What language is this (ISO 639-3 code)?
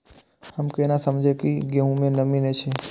mai